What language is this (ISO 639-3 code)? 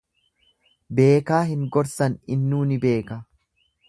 orm